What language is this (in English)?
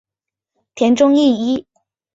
Chinese